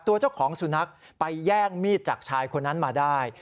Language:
Thai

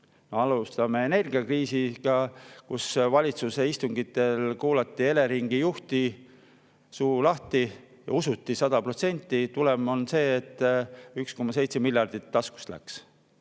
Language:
Estonian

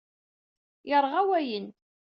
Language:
Kabyle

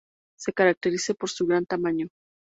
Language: Spanish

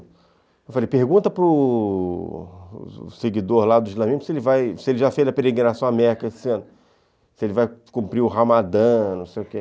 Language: Portuguese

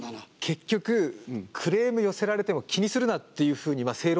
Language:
Japanese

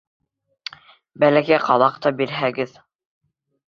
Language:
Bashkir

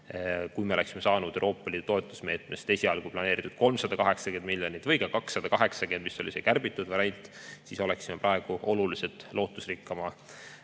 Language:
Estonian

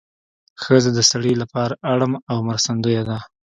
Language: Pashto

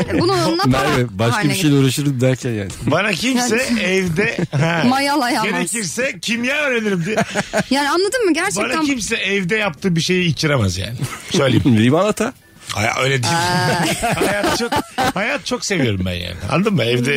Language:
Turkish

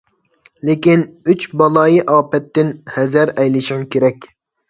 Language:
Uyghur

